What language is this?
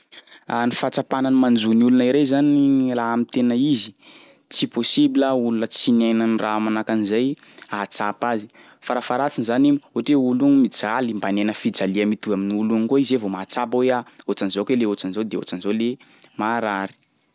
Sakalava Malagasy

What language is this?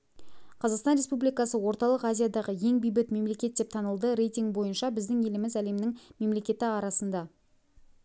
Kazakh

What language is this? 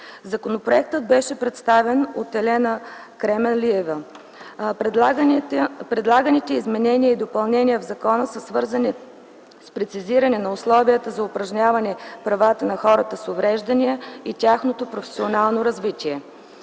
Bulgarian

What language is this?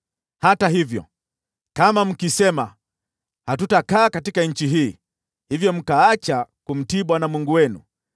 Swahili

